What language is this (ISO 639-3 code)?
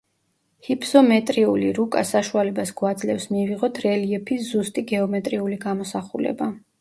kat